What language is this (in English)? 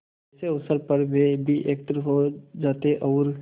Hindi